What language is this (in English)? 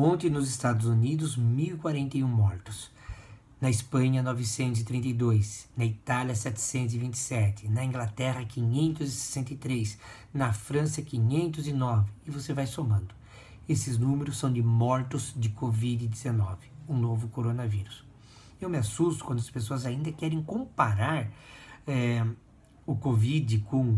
Portuguese